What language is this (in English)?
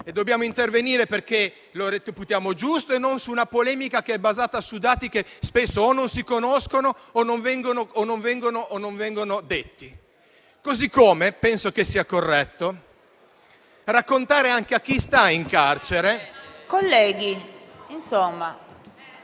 Italian